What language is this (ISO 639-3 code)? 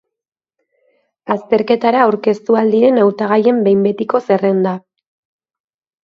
eus